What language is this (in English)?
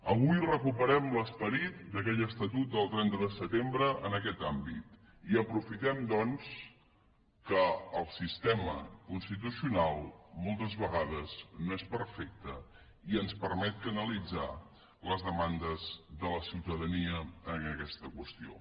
Catalan